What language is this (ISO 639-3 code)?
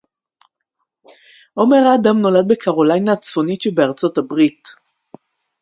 heb